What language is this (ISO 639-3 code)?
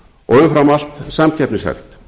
isl